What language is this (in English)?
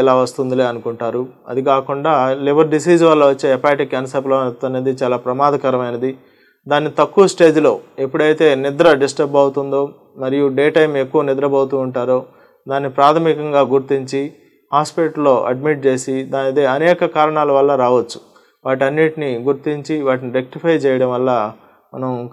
Telugu